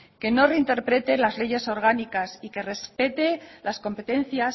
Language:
Spanish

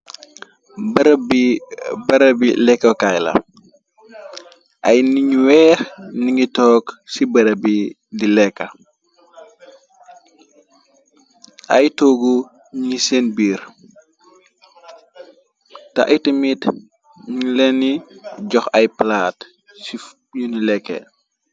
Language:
Wolof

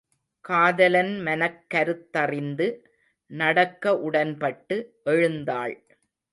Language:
Tamil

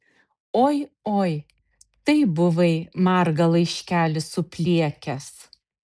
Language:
Lithuanian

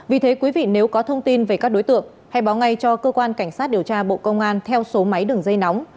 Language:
Vietnamese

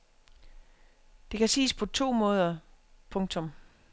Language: Danish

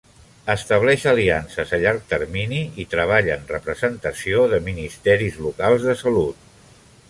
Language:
Catalan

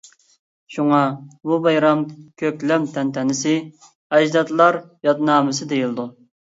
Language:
Uyghur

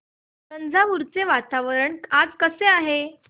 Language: Marathi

